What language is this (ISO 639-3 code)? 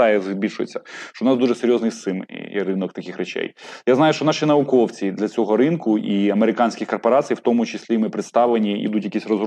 ukr